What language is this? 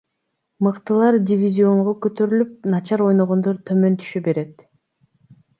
Kyrgyz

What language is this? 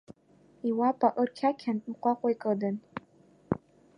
Abkhazian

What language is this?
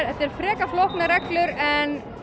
Icelandic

